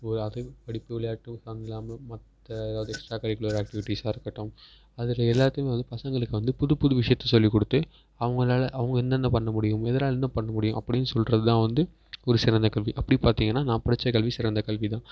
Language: Tamil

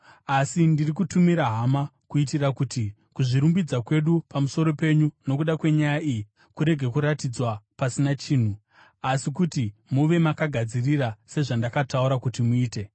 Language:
Shona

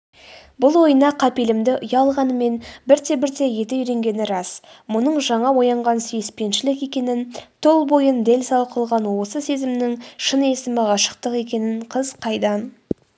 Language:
Kazakh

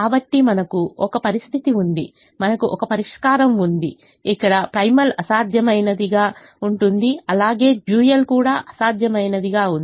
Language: Telugu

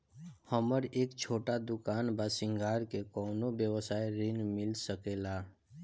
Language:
Bhojpuri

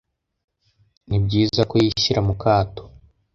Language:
Kinyarwanda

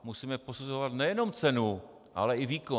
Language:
Czech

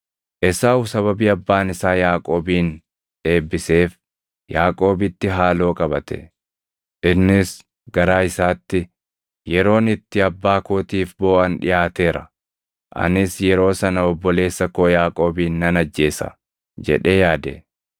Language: Oromo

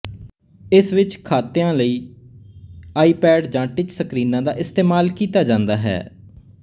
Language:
Punjabi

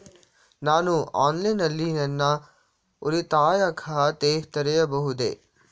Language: Kannada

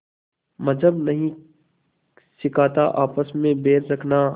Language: Hindi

